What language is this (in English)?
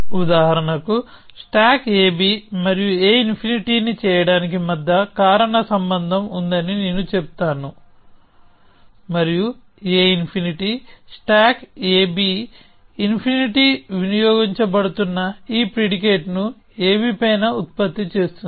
Telugu